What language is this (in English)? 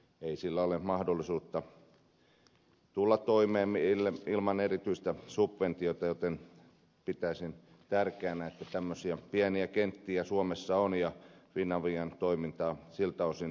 Finnish